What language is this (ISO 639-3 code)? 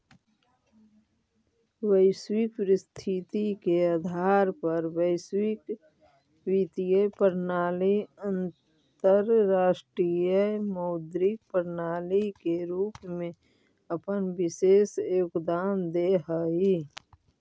mag